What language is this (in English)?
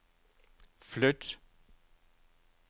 Danish